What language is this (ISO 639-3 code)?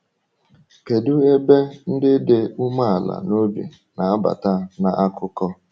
ibo